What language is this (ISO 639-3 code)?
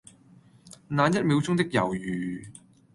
yue